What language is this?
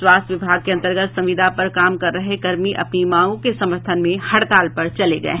Hindi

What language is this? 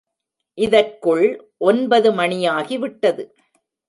Tamil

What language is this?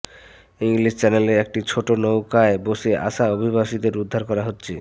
Bangla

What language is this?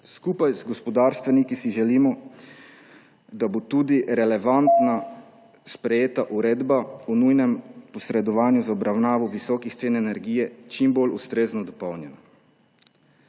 Slovenian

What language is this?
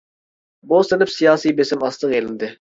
Uyghur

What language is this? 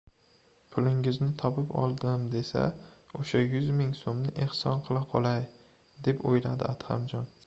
Uzbek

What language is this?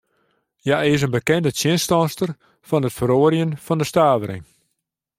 Western Frisian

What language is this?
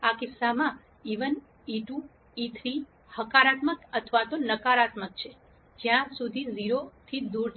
Gujarati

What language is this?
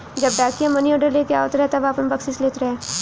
Bhojpuri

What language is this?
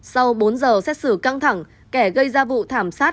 Vietnamese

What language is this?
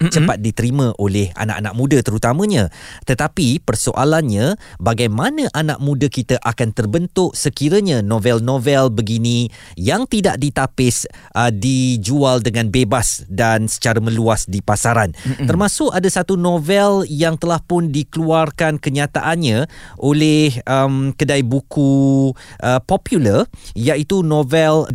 Malay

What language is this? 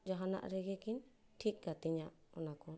Santali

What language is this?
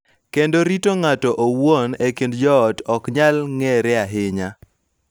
Luo (Kenya and Tanzania)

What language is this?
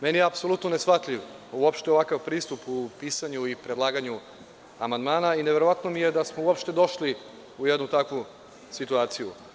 Serbian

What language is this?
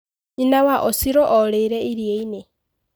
Kikuyu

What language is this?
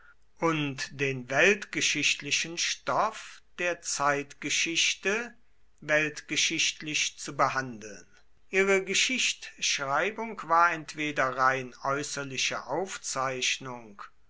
German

